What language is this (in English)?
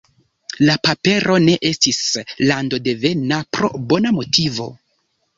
Esperanto